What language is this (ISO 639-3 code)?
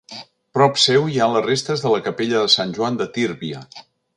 cat